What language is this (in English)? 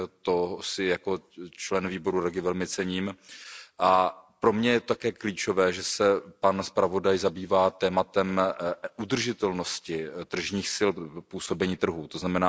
Czech